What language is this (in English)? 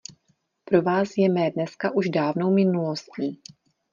Czech